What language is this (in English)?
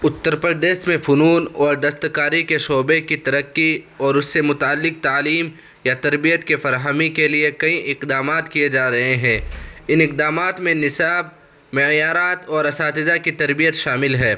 Urdu